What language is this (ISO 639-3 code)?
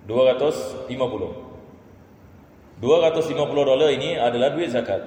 msa